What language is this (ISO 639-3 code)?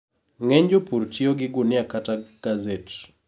luo